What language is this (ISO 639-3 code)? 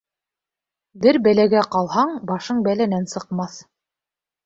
bak